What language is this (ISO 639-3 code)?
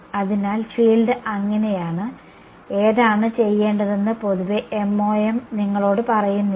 mal